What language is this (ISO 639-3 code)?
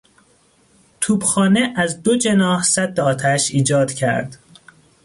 fas